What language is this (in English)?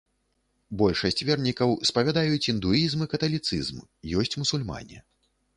Belarusian